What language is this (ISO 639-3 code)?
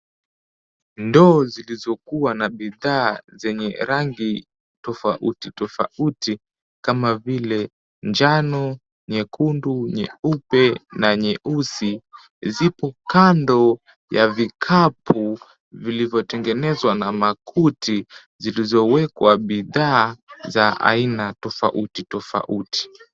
swa